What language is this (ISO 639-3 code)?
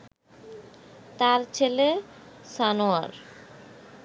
ben